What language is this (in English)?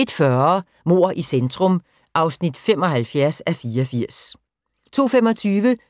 Danish